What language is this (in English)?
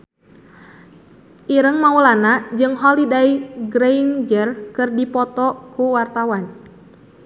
Sundanese